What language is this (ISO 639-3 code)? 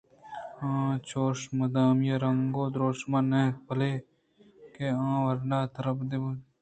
bgp